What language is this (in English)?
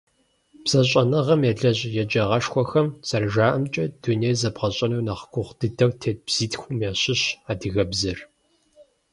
Kabardian